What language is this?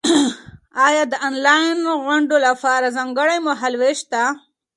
Pashto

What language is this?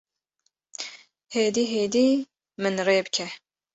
Kurdish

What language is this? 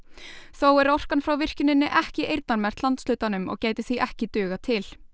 Icelandic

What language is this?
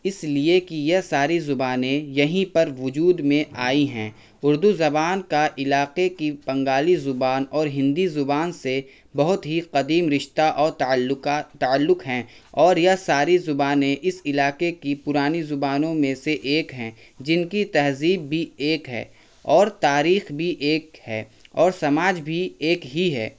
Urdu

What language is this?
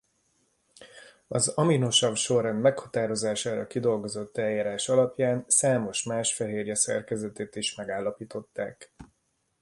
Hungarian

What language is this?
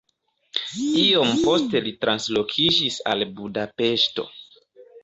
Esperanto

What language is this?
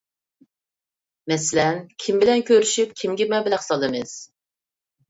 Uyghur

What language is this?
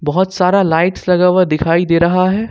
Hindi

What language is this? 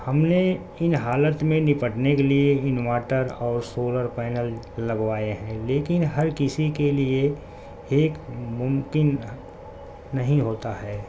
Urdu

